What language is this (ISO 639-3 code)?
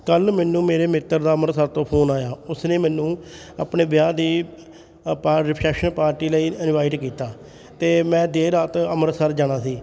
pan